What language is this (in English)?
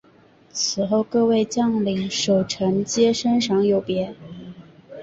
Chinese